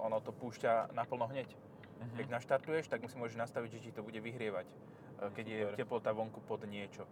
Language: Slovak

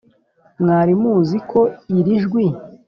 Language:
Kinyarwanda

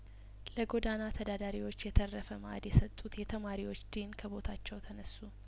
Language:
Amharic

